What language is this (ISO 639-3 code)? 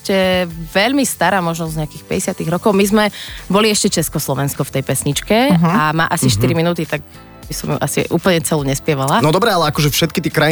slk